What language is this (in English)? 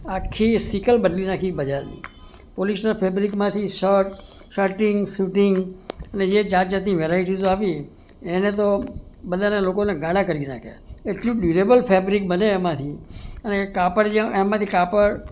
Gujarati